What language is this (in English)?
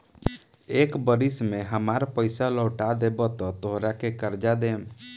Bhojpuri